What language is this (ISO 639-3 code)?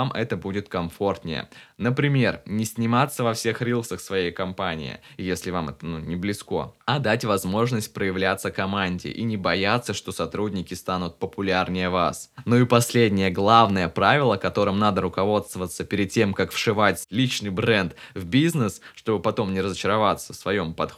rus